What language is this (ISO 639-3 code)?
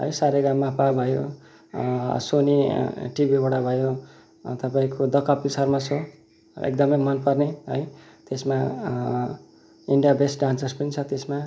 nep